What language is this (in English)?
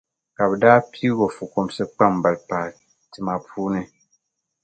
Dagbani